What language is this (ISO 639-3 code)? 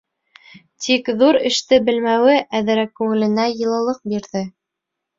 bak